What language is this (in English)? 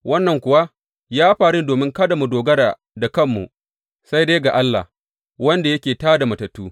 Hausa